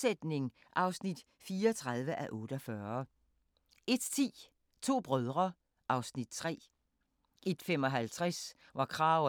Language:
Danish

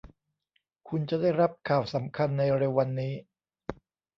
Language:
Thai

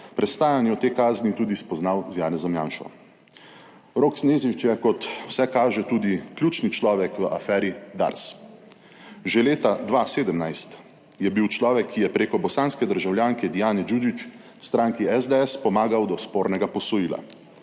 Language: Slovenian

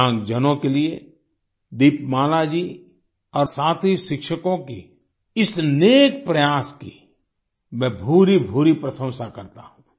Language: Hindi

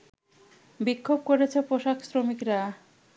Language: Bangla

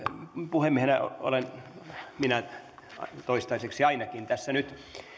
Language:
Finnish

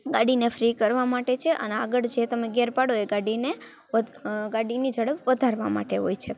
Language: Gujarati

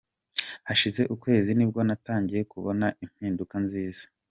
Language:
Kinyarwanda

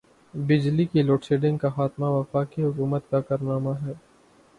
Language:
Urdu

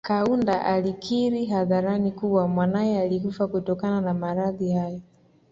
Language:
Swahili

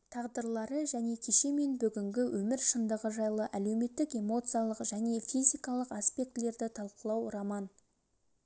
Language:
Kazakh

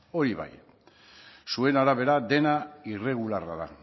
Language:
Basque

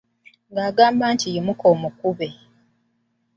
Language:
Ganda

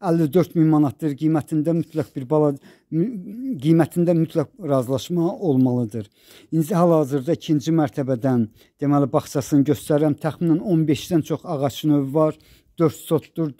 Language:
Turkish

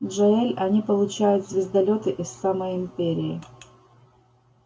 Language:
Russian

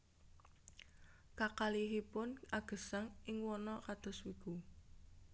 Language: Javanese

